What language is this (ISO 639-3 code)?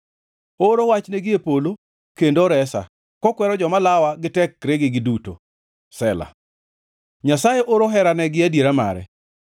luo